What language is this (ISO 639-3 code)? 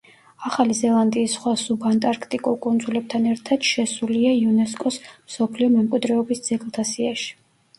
kat